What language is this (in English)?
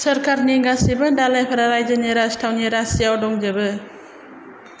Bodo